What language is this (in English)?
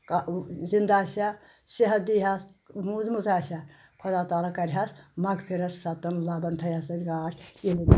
Kashmiri